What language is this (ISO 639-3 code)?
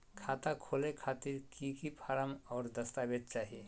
mag